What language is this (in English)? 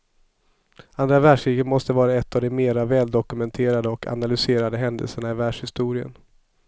Swedish